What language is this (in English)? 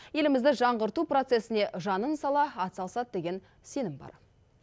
Kazakh